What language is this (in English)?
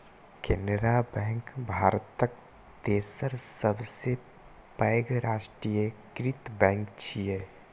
Maithili